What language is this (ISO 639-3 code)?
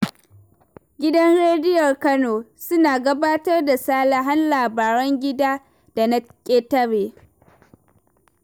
hau